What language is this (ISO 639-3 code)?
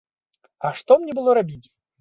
bel